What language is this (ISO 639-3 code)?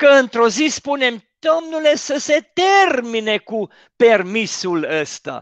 ron